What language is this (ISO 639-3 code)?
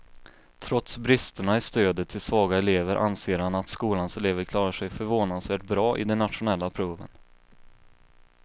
swe